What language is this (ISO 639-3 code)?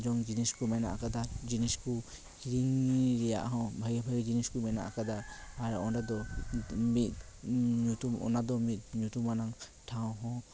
sat